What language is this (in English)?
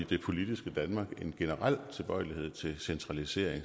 Danish